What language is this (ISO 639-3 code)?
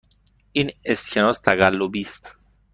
fas